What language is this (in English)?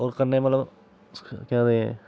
Dogri